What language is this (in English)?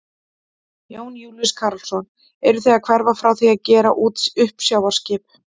Icelandic